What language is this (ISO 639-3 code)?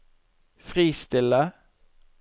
nor